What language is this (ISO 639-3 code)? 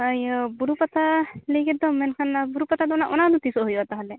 sat